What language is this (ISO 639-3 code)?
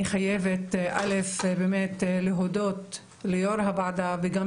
heb